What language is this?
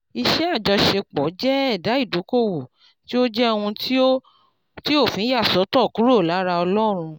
Yoruba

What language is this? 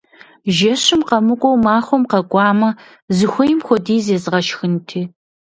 Kabardian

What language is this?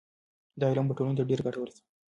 Pashto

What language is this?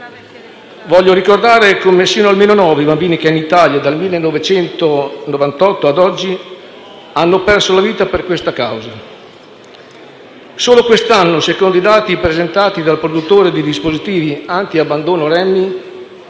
Italian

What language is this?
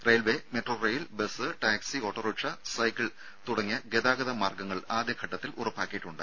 Malayalam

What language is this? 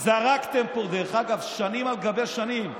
Hebrew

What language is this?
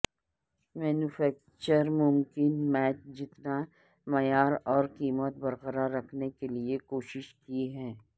Urdu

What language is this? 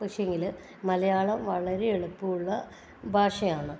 Malayalam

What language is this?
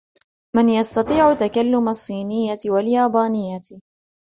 Arabic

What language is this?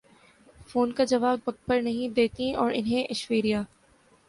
Urdu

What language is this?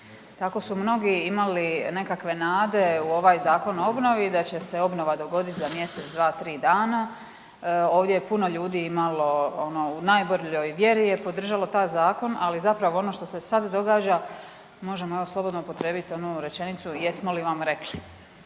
Croatian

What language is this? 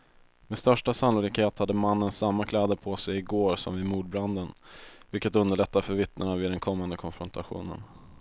Swedish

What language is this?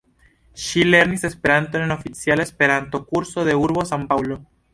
Esperanto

